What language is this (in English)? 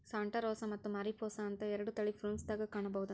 Kannada